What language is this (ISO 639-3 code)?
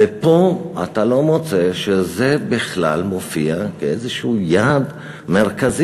heb